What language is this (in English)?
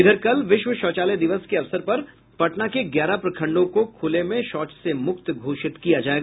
Hindi